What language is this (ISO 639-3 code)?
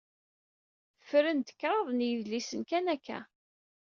kab